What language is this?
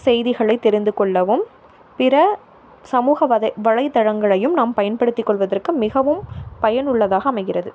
Tamil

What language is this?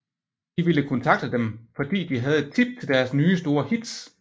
Danish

